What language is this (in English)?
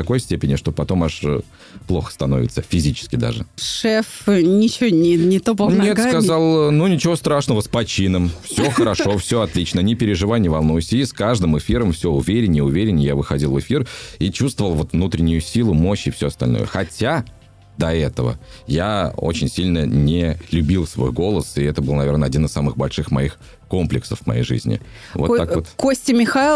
Russian